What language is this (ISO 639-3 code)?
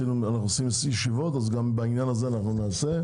heb